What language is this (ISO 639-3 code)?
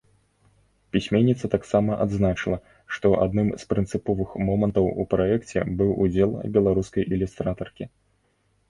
bel